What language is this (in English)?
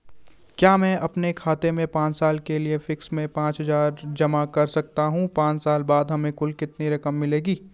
Hindi